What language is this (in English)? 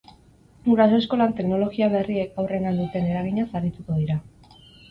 Basque